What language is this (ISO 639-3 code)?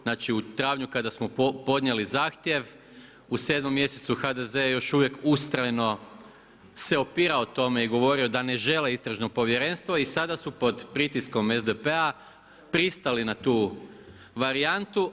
hrv